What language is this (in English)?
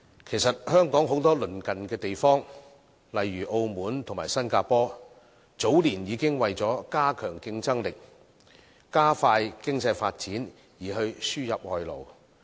Cantonese